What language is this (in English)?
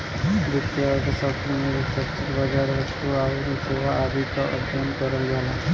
Bhojpuri